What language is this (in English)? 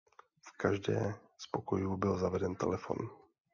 Czech